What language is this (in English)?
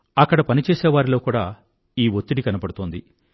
Telugu